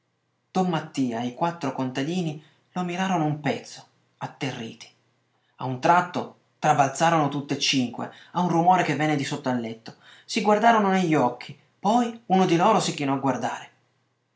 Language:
Italian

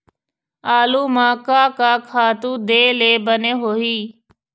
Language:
Chhattisgarhi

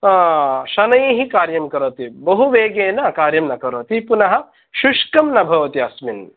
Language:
Sanskrit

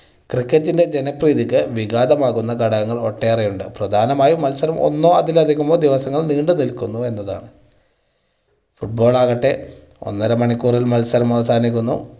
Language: Malayalam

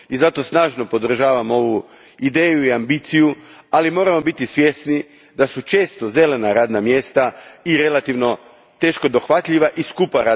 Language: Croatian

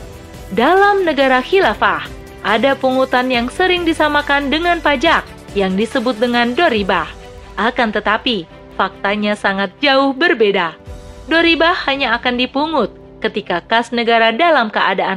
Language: Indonesian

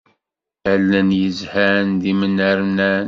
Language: Kabyle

